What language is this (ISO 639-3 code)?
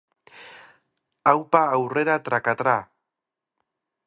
eus